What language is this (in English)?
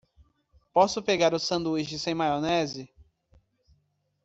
Portuguese